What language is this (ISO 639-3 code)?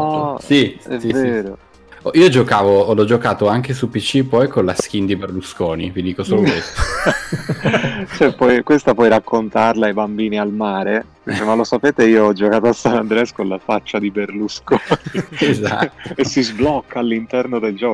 ita